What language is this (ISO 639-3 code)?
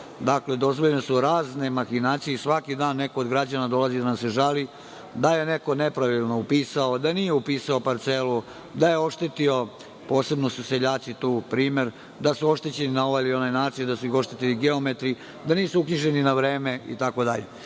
srp